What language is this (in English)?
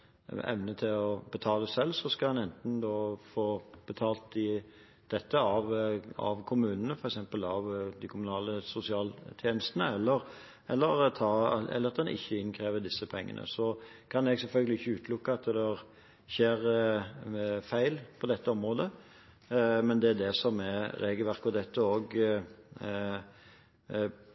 Norwegian Bokmål